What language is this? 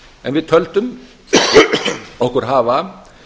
Icelandic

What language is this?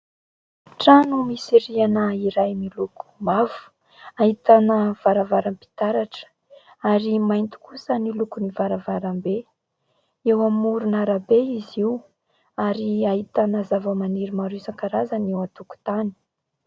Malagasy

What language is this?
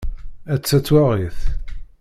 Kabyle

